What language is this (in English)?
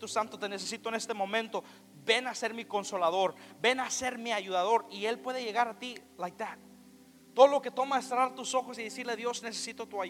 Spanish